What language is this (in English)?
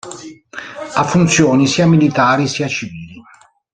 Italian